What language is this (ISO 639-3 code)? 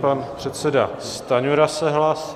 ces